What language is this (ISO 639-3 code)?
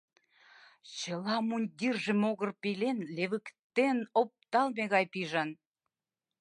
chm